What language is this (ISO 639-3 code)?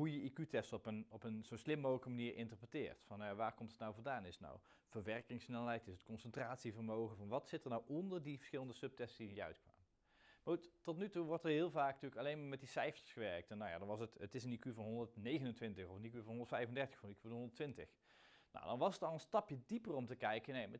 nld